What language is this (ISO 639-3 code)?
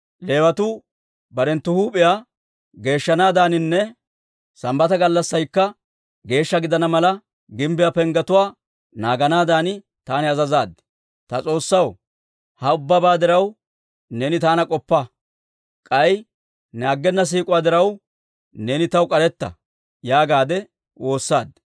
dwr